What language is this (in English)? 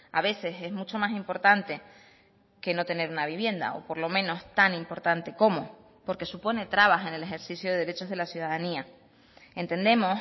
Spanish